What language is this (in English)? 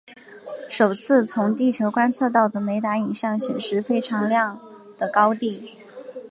Chinese